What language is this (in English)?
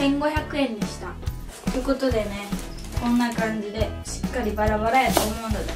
Japanese